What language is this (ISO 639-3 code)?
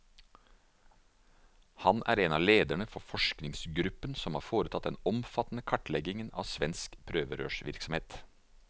nor